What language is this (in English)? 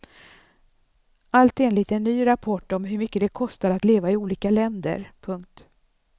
Swedish